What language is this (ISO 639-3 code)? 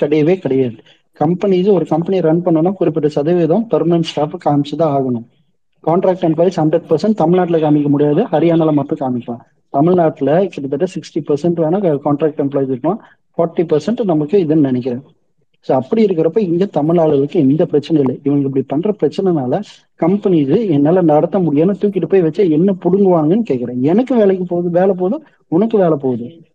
tam